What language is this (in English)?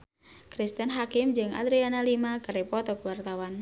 Sundanese